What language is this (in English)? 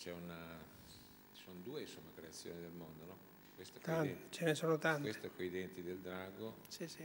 Italian